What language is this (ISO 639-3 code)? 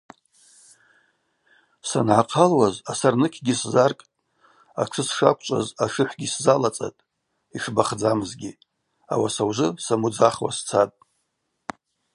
abq